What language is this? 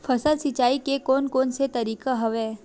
Chhattisgarhi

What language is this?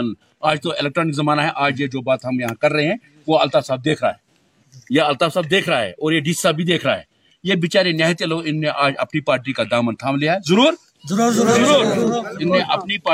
Urdu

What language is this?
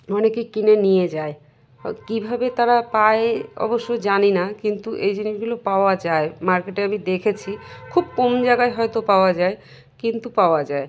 Bangla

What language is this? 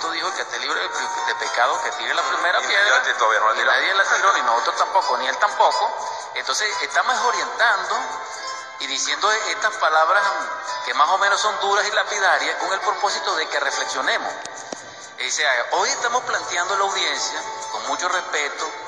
Spanish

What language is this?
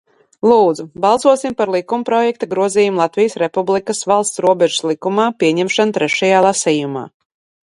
Latvian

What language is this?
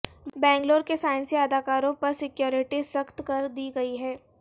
Urdu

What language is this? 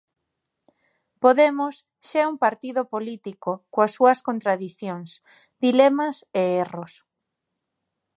Galician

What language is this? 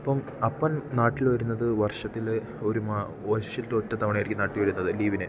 Malayalam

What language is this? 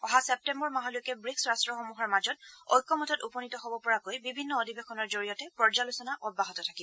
Assamese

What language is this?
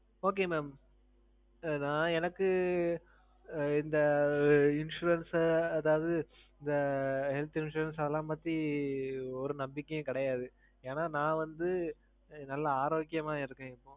Tamil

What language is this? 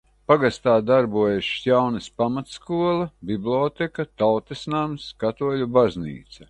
Latvian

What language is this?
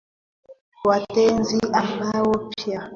Swahili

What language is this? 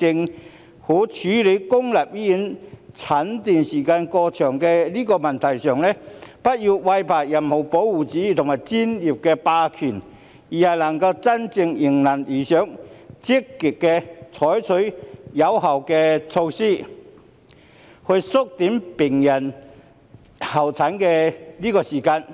Cantonese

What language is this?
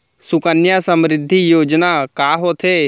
Chhattisgarhi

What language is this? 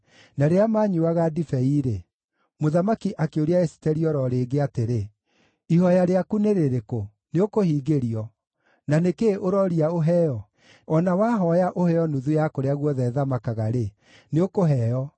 Kikuyu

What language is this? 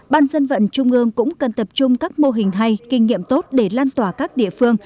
Vietnamese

